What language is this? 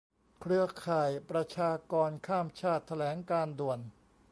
Thai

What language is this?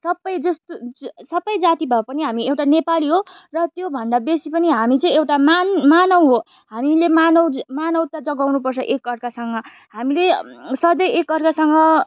Nepali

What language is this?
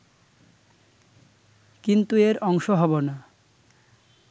Bangla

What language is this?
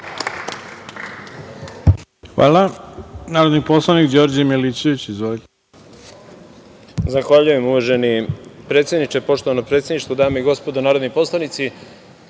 Serbian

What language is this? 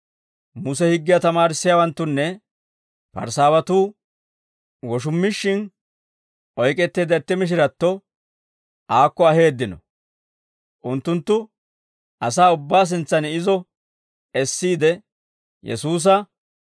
Dawro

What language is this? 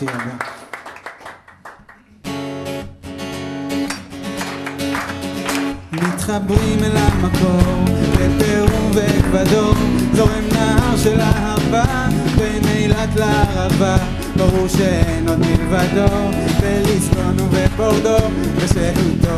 Hebrew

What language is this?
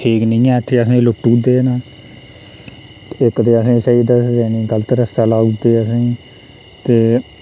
Dogri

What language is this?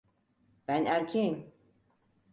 Turkish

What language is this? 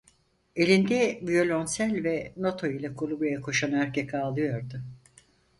Turkish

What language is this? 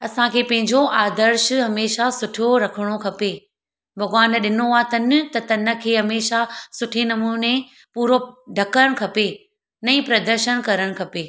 Sindhi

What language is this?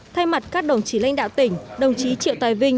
Vietnamese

